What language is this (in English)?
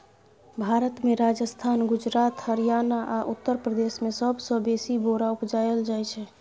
Maithili